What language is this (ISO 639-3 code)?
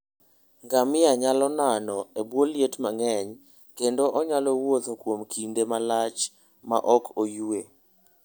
luo